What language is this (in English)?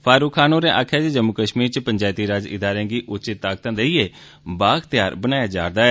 Dogri